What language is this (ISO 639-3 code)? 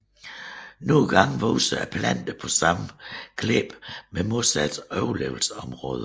dan